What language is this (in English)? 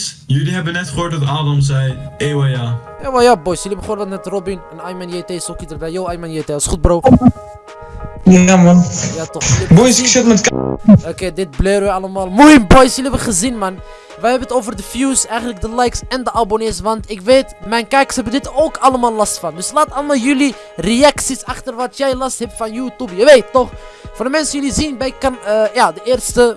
Dutch